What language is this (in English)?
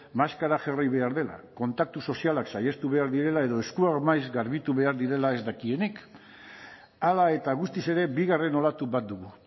Basque